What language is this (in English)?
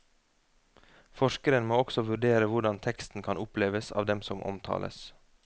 Norwegian